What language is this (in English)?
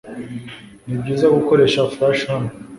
Kinyarwanda